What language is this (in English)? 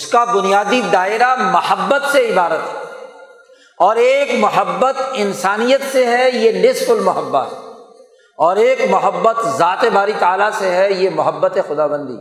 Urdu